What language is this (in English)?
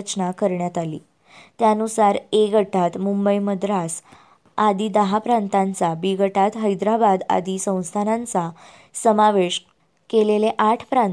Marathi